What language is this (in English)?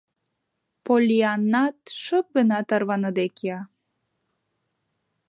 Mari